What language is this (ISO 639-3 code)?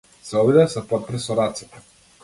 mkd